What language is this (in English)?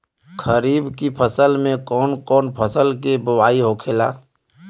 Bhojpuri